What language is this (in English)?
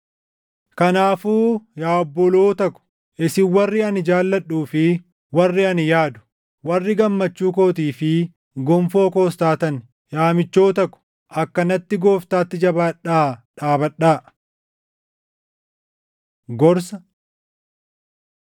Oromo